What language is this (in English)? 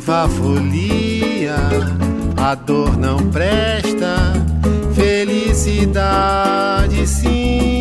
Portuguese